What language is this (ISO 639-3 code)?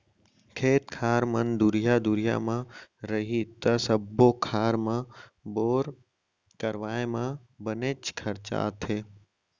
hne